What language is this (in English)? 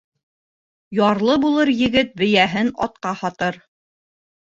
Bashkir